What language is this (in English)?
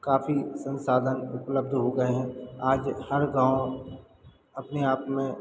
Hindi